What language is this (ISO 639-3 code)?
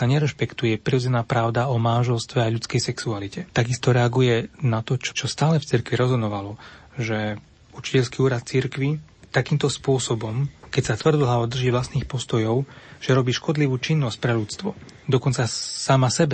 slk